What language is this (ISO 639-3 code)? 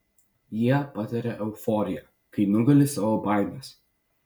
lit